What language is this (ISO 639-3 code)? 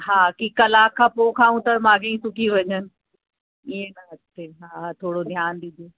snd